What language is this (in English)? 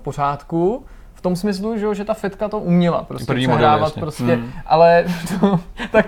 Czech